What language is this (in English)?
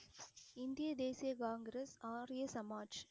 Tamil